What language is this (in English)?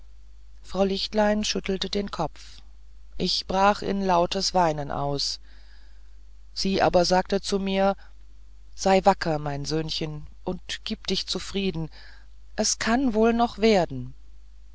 German